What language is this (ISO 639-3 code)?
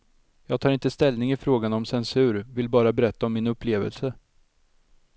swe